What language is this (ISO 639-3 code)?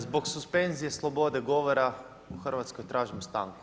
hrv